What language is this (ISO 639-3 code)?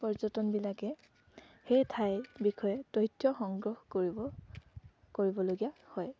asm